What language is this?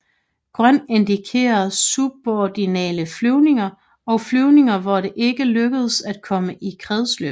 Danish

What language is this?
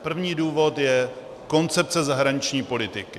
Czech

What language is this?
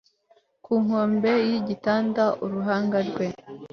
Kinyarwanda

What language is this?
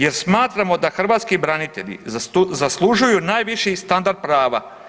Croatian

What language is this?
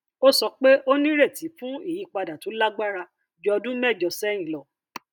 Yoruba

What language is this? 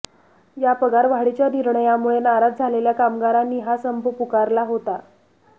Marathi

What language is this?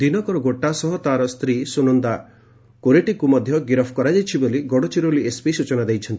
Odia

